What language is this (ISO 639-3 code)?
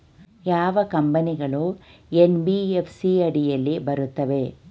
kan